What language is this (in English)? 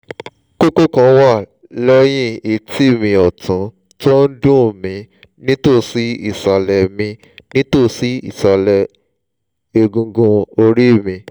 Yoruba